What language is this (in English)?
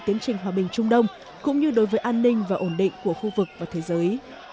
Vietnamese